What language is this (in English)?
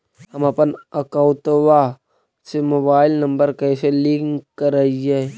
Magahi